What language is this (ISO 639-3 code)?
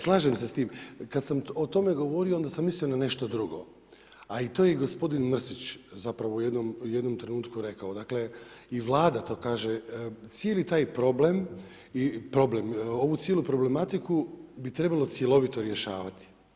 hrv